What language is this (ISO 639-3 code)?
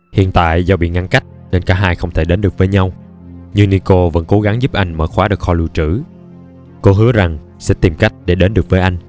vie